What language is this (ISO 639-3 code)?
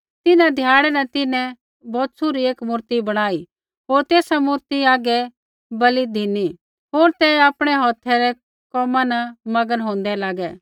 kfx